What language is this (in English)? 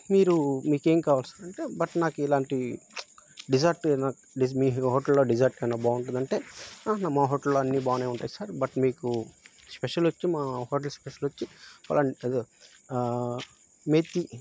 Telugu